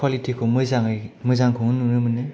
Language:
Bodo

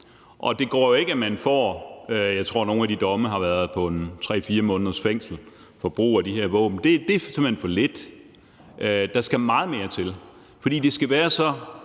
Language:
Danish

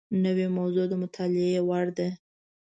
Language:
Pashto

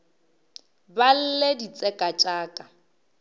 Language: Northern Sotho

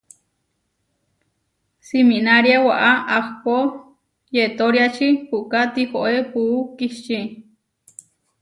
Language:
Huarijio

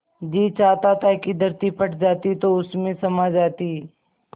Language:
Hindi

